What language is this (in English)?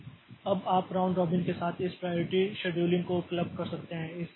Hindi